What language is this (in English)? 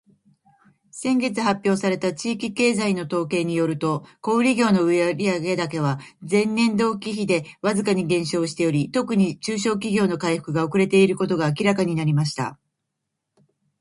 Japanese